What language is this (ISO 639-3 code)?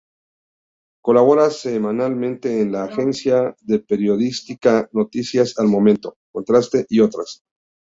spa